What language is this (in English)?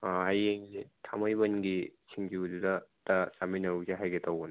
Manipuri